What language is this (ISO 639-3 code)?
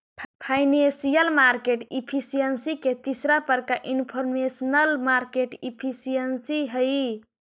mag